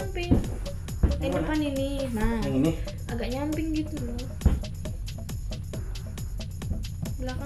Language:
Indonesian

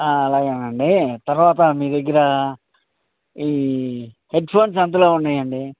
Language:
Telugu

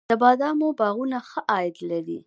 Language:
Pashto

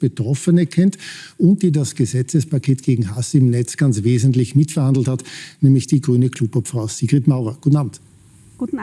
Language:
German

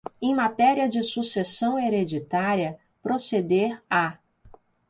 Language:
Portuguese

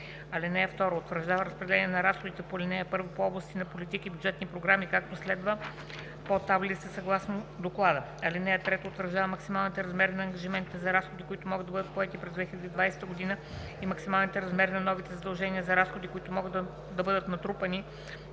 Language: Bulgarian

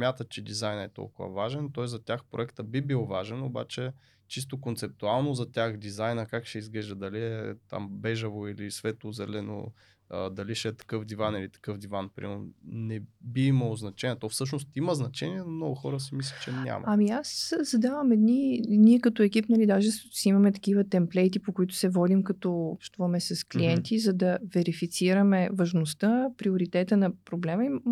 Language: Bulgarian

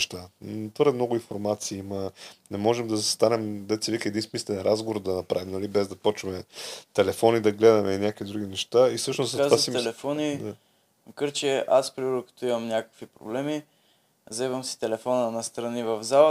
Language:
Bulgarian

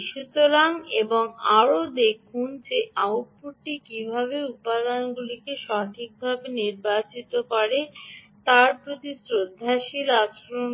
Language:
Bangla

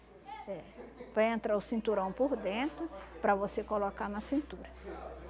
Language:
Portuguese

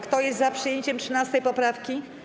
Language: Polish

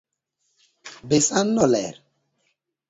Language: Luo (Kenya and Tanzania)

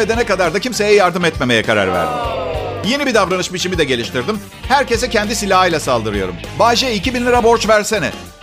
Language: Turkish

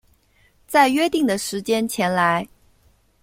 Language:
Chinese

